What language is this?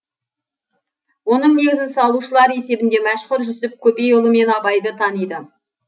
Kazakh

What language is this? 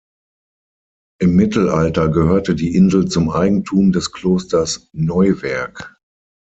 German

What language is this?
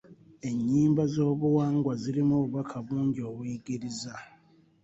Ganda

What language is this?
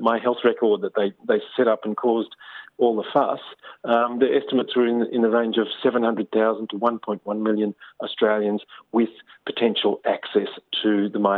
Persian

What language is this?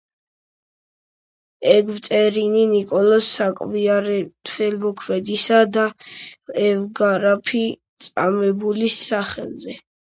Georgian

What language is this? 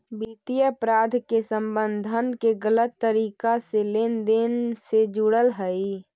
Magahi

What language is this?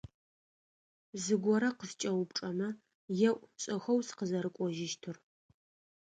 Adyghe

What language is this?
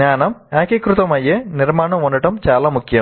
Telugu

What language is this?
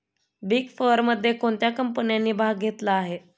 Marathi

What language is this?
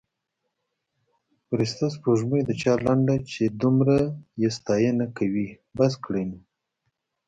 Pashto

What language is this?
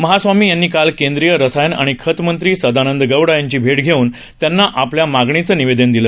Marathi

